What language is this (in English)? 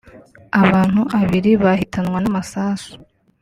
Kinyarwanda